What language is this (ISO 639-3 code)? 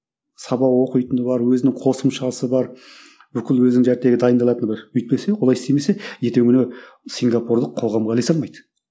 kaz